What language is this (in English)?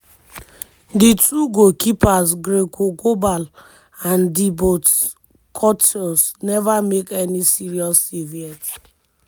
Nigerian Pidgin